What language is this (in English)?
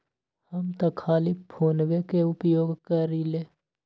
Magahi